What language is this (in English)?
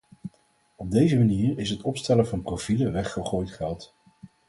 Dutch